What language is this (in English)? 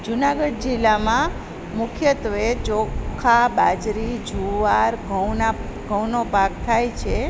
Gujarati